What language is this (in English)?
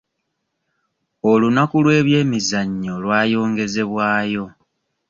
Ganda